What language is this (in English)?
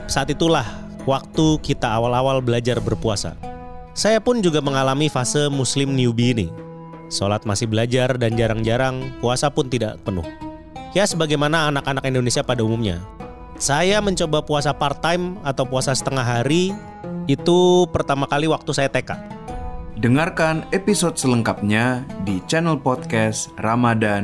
Indonesian